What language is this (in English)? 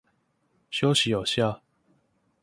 Chinese